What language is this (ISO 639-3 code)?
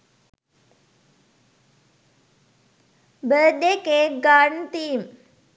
sin